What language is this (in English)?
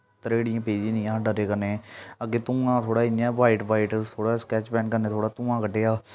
Dogri